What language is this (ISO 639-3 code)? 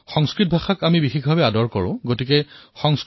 asm